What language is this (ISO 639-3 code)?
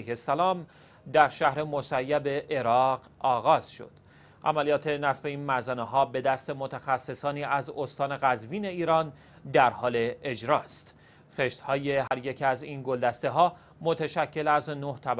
fas